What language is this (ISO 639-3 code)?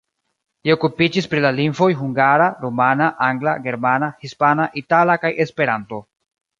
epo